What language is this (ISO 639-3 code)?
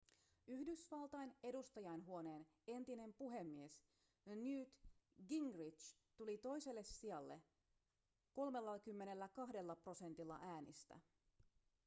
fin